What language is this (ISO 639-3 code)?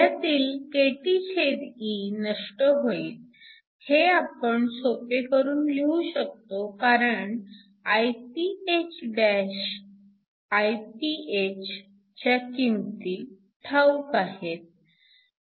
mar